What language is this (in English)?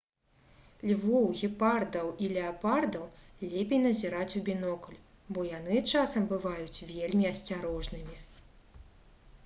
Belarusian